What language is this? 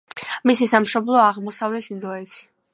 Georgian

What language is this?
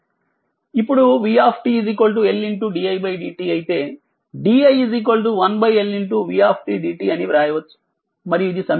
Telugu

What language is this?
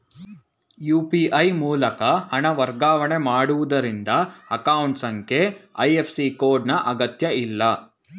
Kannada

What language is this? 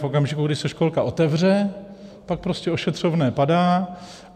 Czech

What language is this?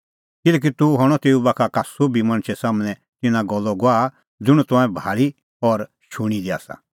Kullu Pahari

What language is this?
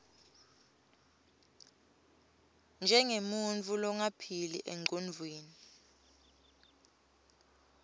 Swati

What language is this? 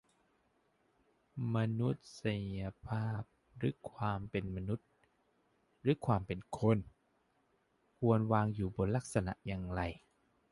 Thai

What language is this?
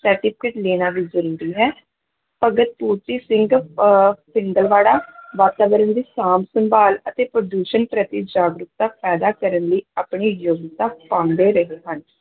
Punjabi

